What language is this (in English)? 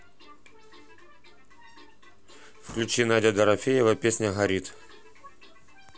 Russian